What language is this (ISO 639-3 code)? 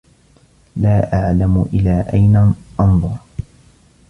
ara